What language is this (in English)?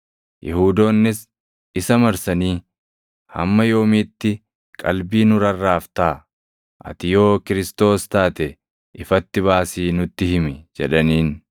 Oromo